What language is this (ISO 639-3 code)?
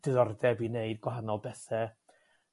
cym